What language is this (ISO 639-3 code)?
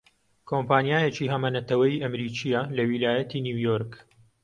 ckb